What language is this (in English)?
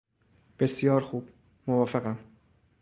Persian